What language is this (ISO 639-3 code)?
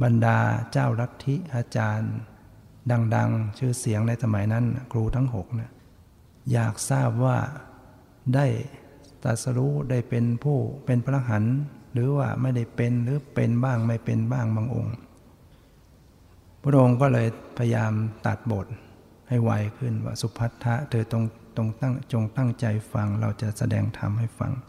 tha